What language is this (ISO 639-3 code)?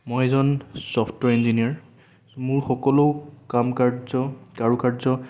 asm